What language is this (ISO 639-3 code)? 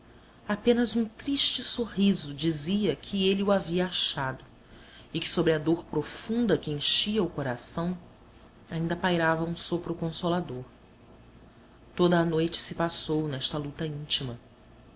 por